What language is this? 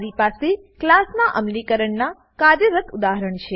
Gujarati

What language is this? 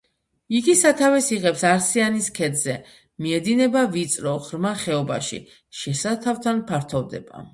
Georgian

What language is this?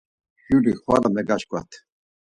Laz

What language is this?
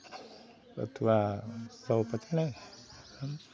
Hindi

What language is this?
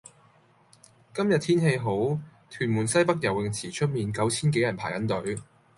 Cantonese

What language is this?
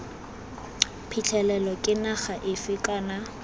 Tswana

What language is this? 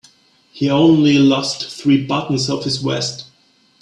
English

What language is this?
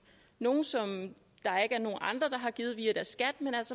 Danish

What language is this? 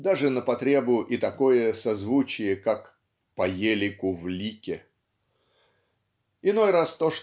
Russian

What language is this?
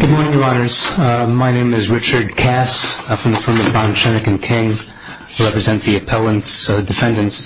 English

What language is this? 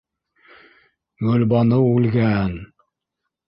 Bashkir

